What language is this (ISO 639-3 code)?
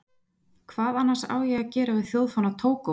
isl